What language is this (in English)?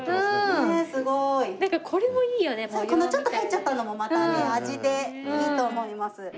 Japanese